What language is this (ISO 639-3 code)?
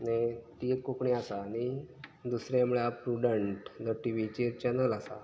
kok